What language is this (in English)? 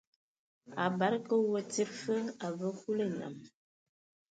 Ewondo